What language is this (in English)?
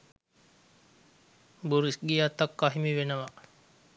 Sinhala